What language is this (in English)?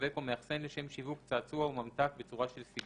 Hebrew